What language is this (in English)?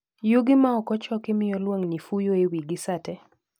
Luo (Kenya and Tanzania)